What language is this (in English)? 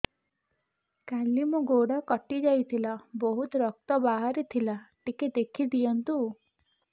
Odia